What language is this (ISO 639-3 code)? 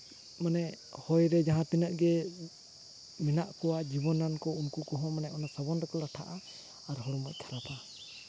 sat